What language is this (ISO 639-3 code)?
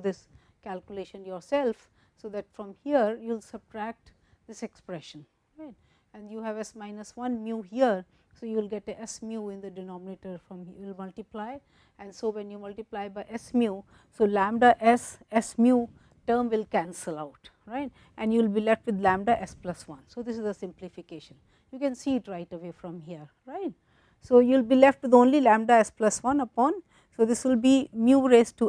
eng